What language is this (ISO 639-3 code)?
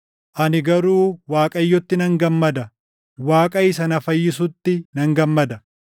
orm